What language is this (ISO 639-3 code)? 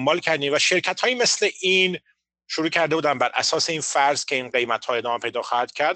fas